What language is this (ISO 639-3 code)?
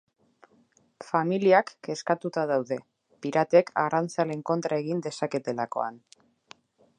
eus